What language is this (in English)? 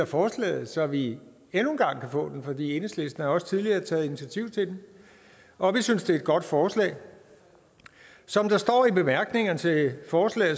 Danish